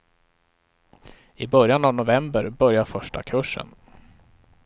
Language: Swedish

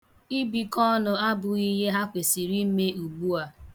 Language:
Igbo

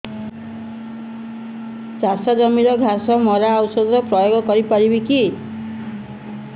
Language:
Odia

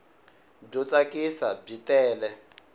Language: Tsonga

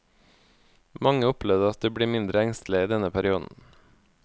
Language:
Norwegian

